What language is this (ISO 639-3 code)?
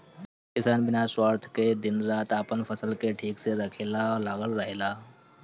bho